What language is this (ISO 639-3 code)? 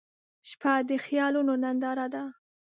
pus